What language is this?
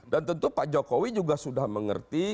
Indonesian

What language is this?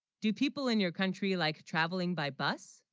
English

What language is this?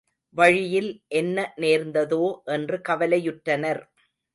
Tamil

